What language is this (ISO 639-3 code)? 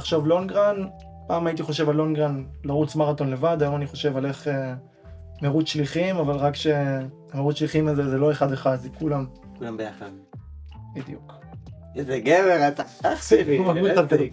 heb